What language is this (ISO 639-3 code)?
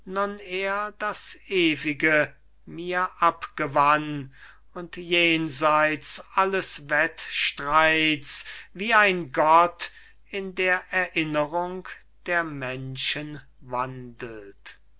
deu